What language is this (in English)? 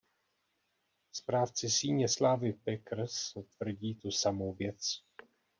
Czech